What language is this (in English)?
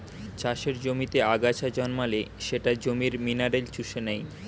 Bangla